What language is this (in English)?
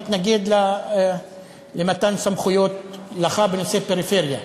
Hebrew